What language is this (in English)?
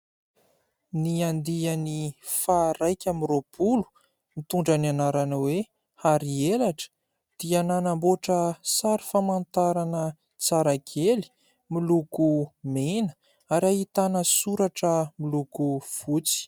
Malagasy